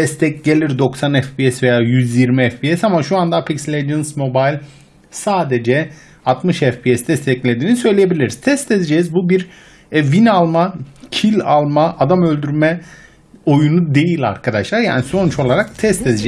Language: Turkish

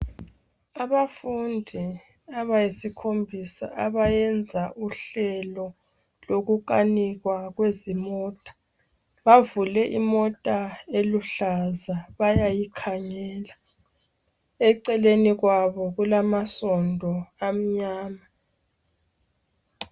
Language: North Ndebele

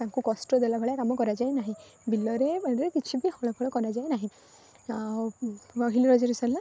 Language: Odia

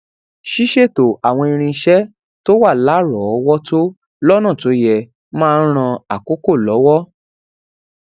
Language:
Yoruba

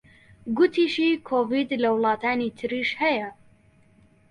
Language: Central Kurdish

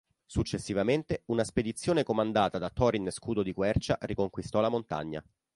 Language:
Italian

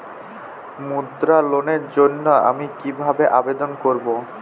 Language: Bangla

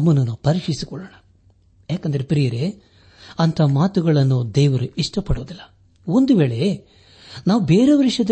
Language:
Kannada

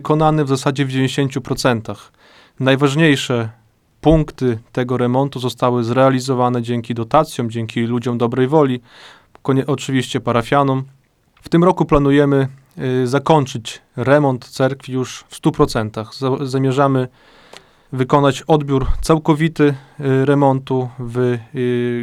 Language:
Polish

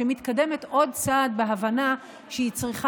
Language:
Hebrew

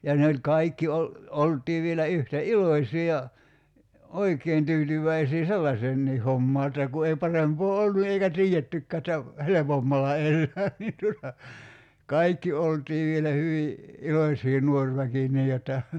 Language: Finnish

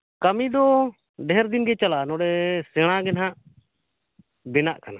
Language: Santali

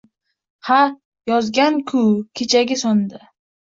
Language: Uzbek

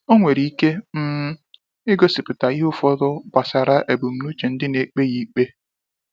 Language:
Igbo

